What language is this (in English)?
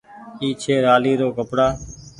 Goaria